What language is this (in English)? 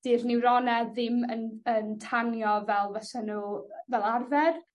Welsh